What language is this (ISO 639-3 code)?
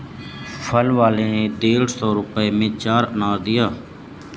hin